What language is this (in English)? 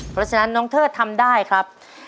Thai